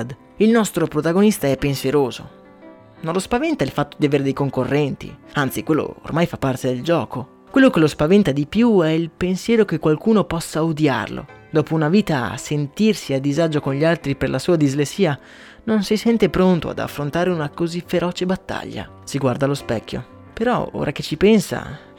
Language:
Italian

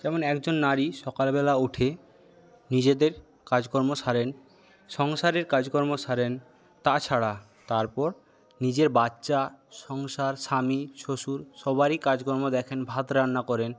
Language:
Bangla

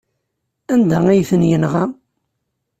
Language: Kabyle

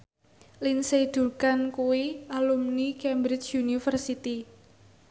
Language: Javanese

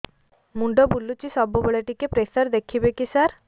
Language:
Odia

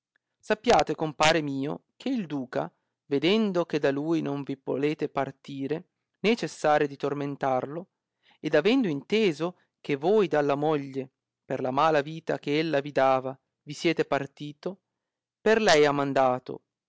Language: Italian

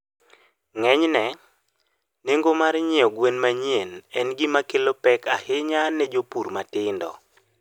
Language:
Luo (Kenya and Tanzania)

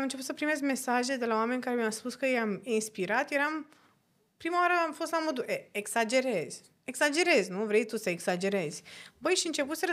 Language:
Romanian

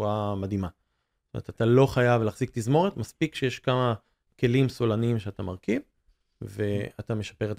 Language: Hebrew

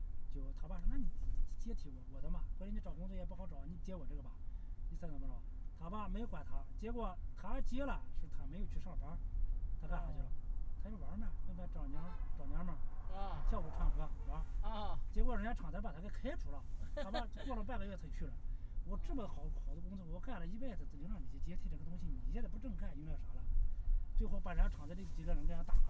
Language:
Chinese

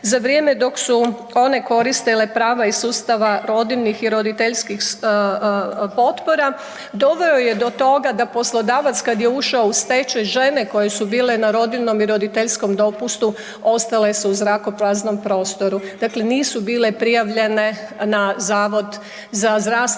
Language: Croatian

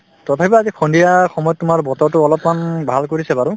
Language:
Assamese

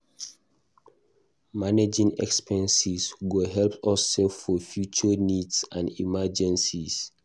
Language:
Nigerian Pidgin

